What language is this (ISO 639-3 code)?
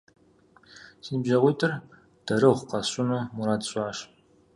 kbd